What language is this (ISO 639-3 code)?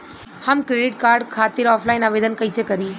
bho